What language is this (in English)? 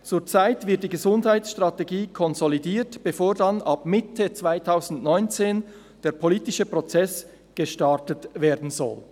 Swiss German